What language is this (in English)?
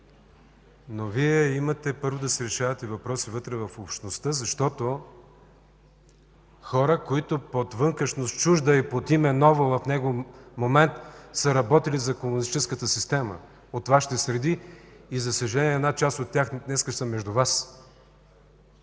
Bulgarian